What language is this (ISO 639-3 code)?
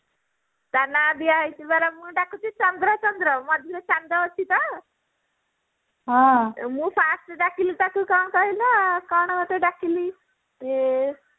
ori